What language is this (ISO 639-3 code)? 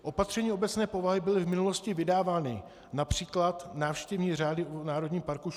ces